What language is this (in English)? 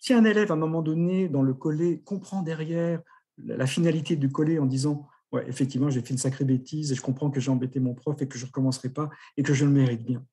French